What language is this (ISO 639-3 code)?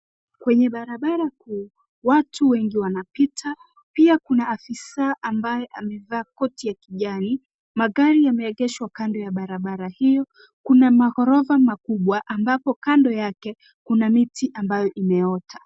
swa